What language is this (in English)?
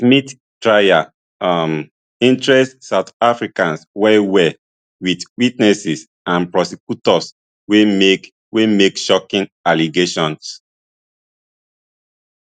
Nigerian Pidgin